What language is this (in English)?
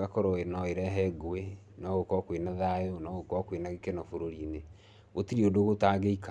Kikuyu